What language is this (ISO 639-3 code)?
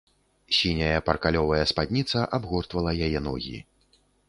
bel